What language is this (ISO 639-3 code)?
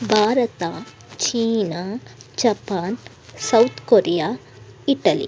kan